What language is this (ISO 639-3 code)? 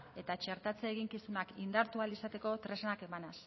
eus